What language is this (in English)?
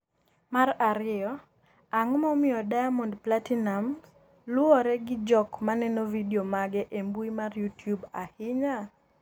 Luo (Kenya and Tanzania)